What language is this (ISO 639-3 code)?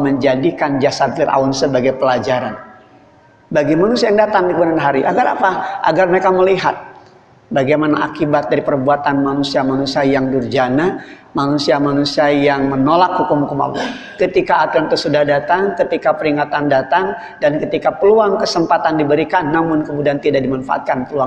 ind